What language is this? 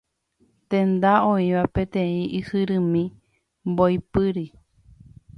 Guarani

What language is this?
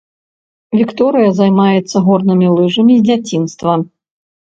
Belarusian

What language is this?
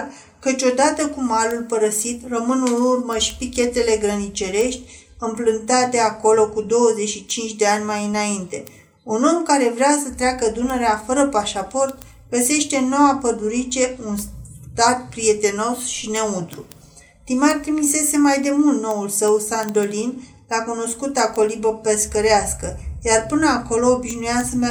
Romanian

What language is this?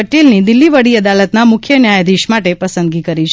Gujarati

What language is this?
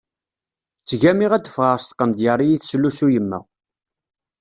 Kabyle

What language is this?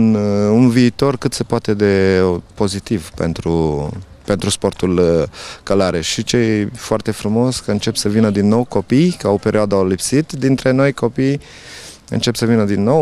Romanian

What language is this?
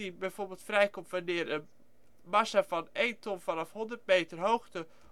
Dutch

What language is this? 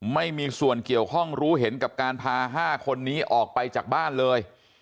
Thai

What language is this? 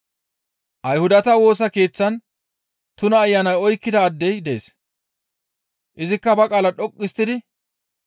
Gamo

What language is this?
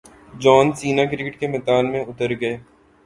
Urdu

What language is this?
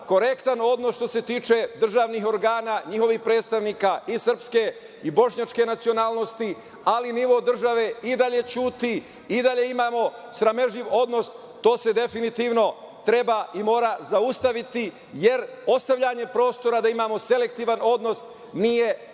Serbian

